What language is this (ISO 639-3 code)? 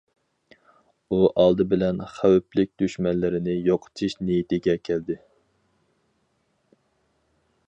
uig